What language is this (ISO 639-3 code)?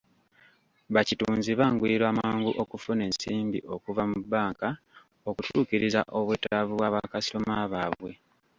lug